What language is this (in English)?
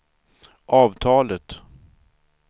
Swedish